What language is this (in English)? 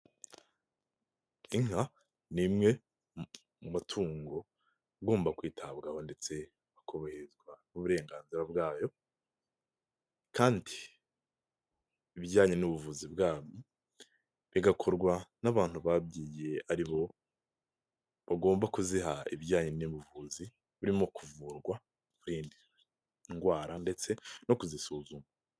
Kinyarwanda